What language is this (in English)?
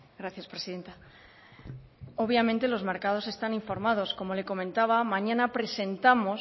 Spanish